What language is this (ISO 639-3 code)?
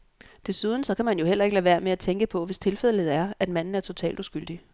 dan